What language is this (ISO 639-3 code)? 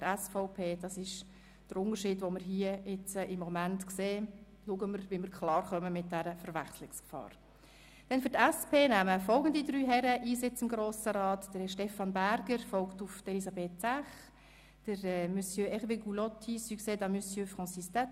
gsw